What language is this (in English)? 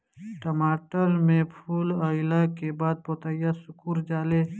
Bhojpuri